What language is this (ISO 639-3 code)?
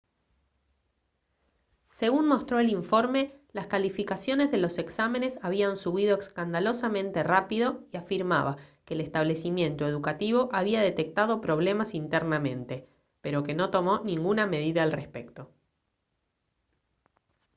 spa